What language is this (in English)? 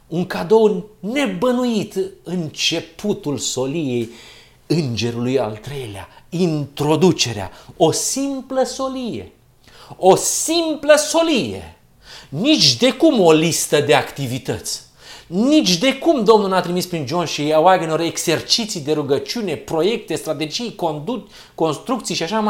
Romanian